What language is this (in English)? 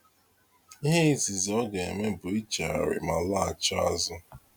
Igbo